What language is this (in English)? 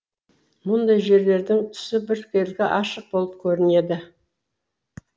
Kazakh